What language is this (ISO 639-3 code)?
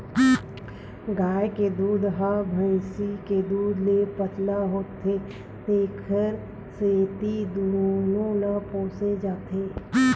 hne